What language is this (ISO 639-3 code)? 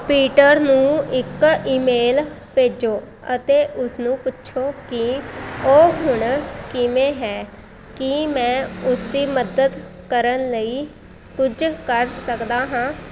pan